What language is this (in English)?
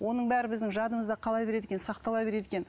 Kazakh